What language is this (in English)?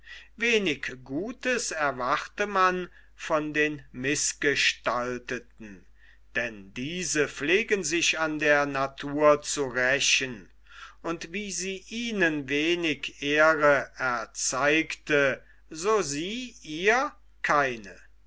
German